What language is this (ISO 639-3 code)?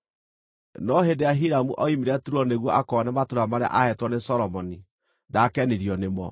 kik